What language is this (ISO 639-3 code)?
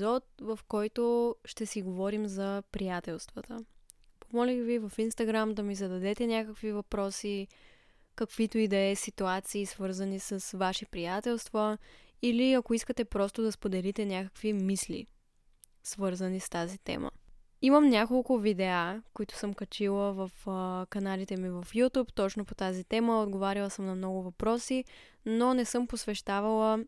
bul